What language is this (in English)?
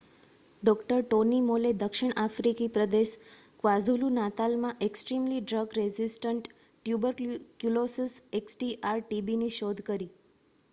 Gujarati